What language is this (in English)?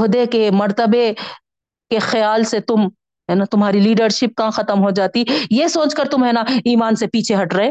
Urdu